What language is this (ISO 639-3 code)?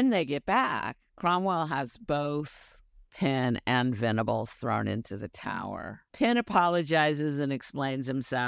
eng